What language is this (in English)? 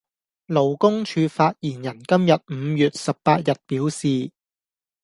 Cantonese